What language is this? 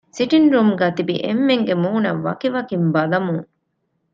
Divehi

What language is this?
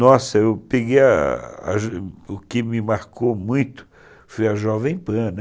Portuguese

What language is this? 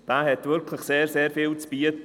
Swiss German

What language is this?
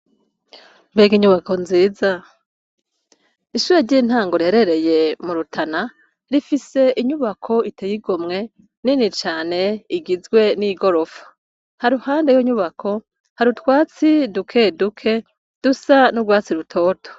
Rundi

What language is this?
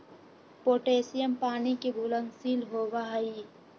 Magahi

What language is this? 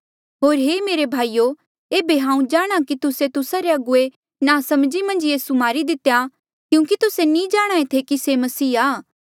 Mandeali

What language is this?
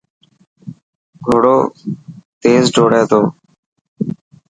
Dhatki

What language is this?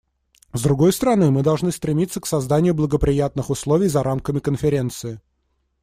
Russian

